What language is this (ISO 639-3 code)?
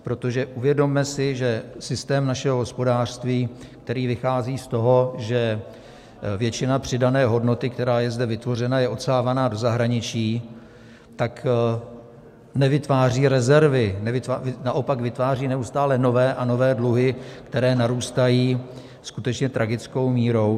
ces